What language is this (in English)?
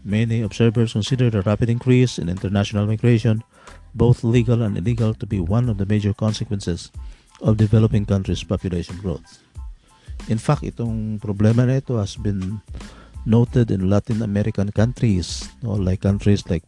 Filipino